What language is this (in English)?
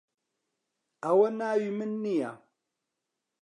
Central Kurdish